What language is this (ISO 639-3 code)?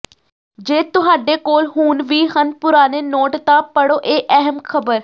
pan